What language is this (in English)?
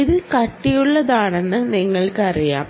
Malayalam